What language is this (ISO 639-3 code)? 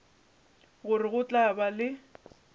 nso